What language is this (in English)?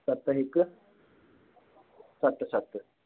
Sindhi